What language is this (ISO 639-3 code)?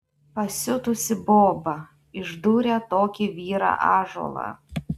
lit